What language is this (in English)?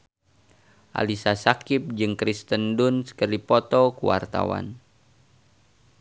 Sundanese